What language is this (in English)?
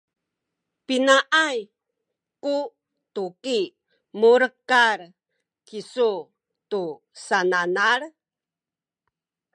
Sakizaya